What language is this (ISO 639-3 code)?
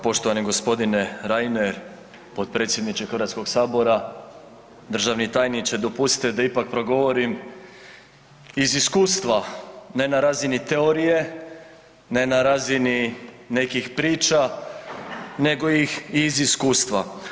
hrv